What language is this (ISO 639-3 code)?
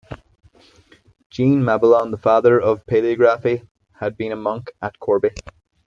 eng